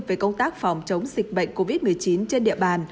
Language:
Vietnamese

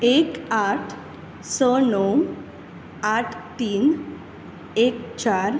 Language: Konkani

